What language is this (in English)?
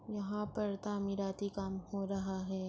Urdu